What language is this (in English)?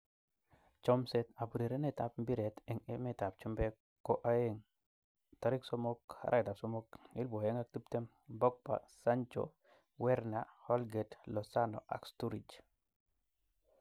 Kalenjin